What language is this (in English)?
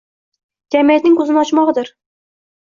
Uzbek